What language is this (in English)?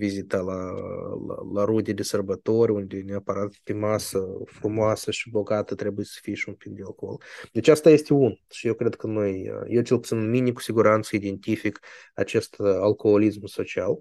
Romanian